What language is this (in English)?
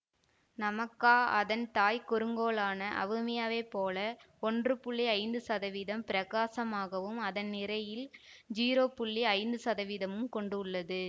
Tamil